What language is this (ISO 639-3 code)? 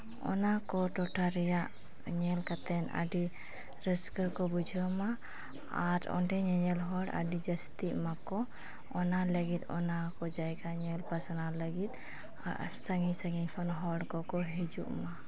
sat